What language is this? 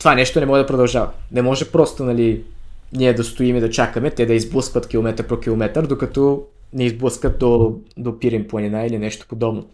Bulgarian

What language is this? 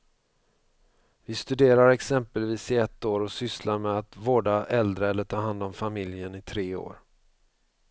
Swedish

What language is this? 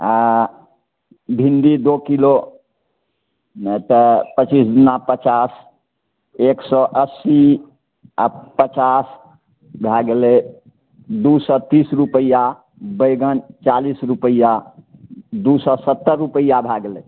Maithili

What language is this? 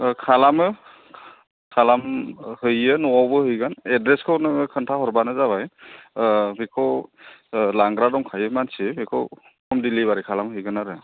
Bodo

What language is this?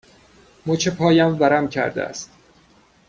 Persian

